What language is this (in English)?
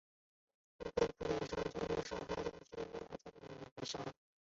Chinese